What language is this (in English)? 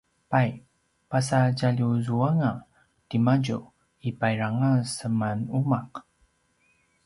Paiwan